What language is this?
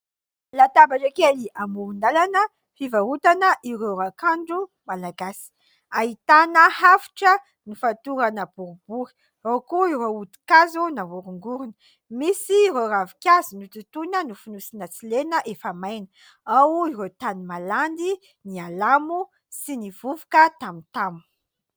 Malagasy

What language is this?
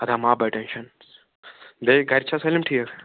Kashmiri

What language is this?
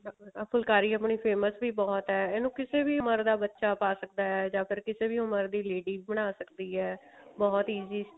Punjabi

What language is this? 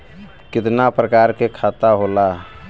Bhojpuri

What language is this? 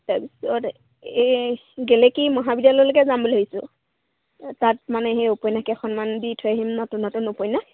Assamese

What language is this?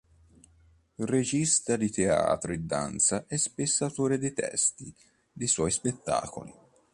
Italian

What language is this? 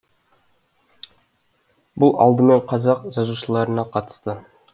Kazakh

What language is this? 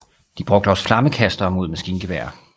Danish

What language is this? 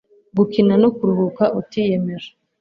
Kinyarwanda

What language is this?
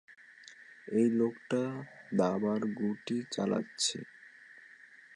Bangla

